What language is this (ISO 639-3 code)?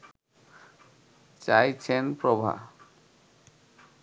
ben